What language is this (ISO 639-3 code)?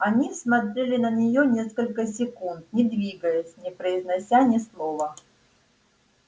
rus